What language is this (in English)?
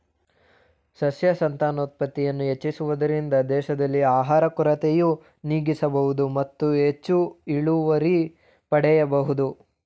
Kannada